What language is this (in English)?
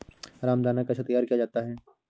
Hindi